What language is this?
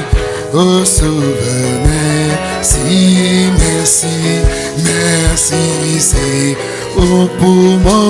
French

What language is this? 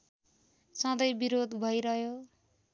Nepali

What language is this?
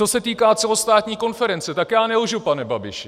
Czech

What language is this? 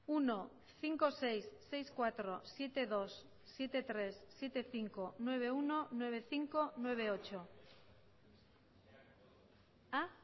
Basque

